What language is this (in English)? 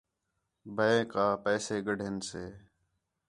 Khetrani